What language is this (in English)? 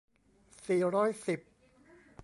Thai